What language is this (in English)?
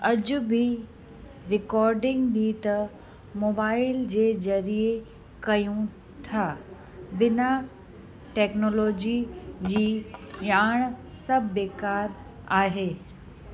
Sindhi